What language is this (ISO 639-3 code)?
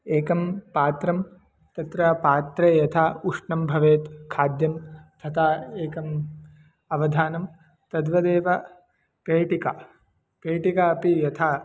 san